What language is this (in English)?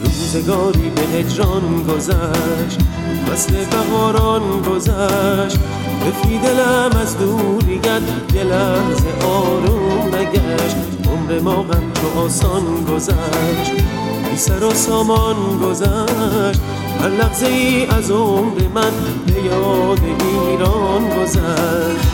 Persian